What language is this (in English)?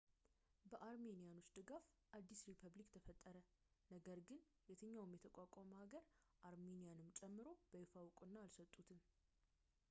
Amharic